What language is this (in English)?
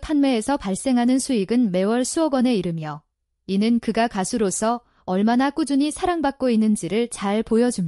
Korean